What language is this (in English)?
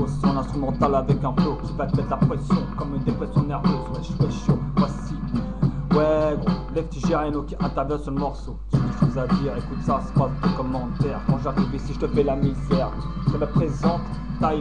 French